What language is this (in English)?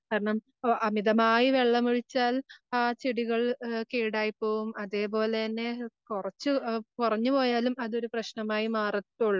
Malayalam